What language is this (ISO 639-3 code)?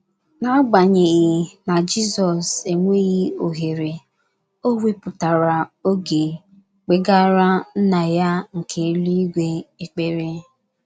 ibo